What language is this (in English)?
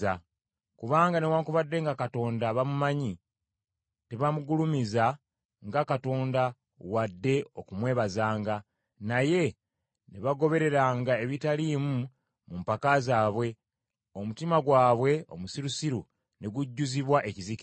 Ganda